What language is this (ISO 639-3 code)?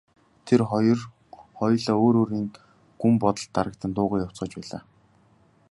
mon